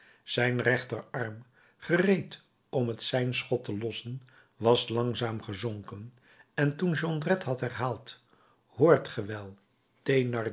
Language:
Dutch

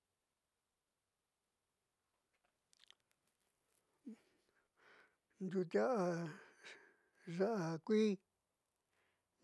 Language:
Southeastern Nochixtlán Mixtec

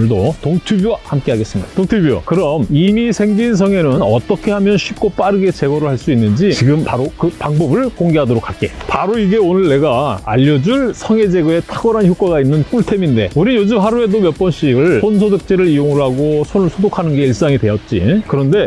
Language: Korean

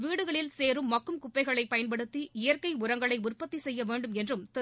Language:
Tamil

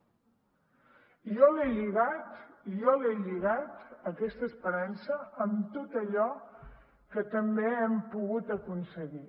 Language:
Catalan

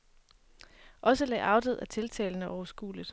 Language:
Danish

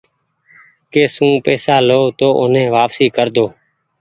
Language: Goaria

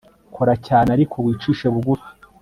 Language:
Kinyarwanda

